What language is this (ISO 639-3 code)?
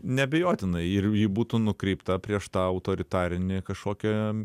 lit